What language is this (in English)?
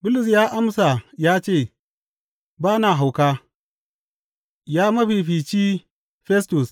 Hausa